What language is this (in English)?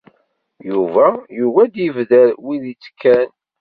Kabyle